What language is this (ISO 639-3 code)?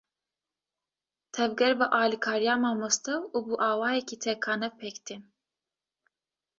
kur